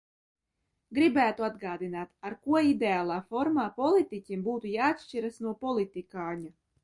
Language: Latvian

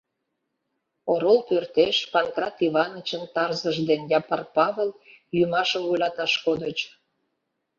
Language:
Mari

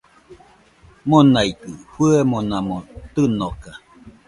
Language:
Nüpode Huitoto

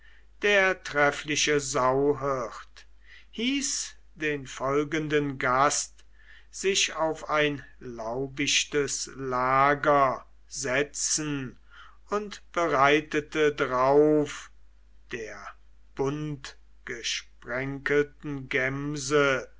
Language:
German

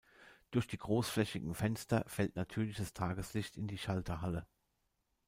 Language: German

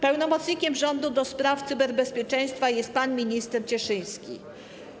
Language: Polish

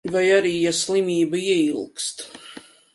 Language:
Latvian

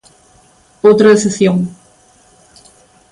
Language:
Galician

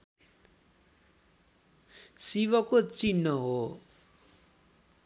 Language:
Nepali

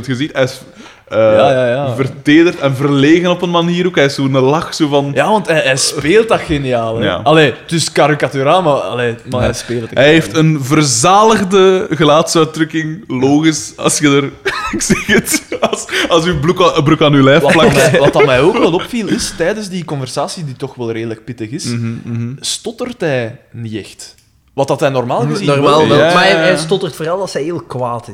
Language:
Dutch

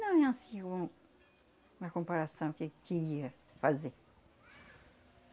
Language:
Portuguese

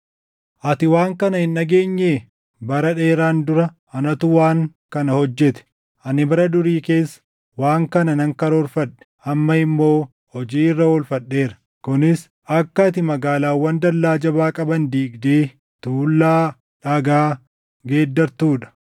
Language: Oromo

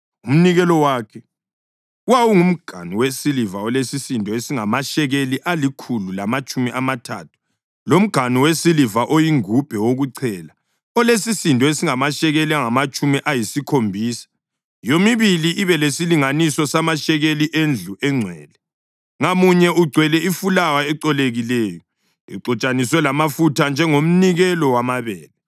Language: North Ndebele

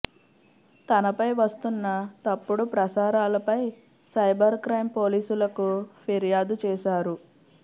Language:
Telugu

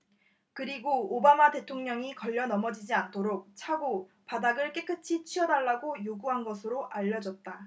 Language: Korean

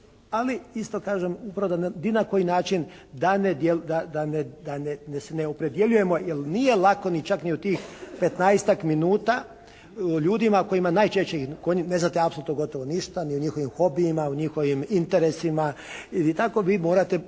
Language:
Croatian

